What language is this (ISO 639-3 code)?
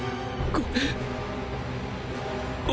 jpn